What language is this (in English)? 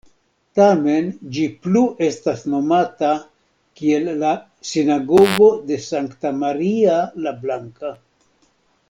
Esperanto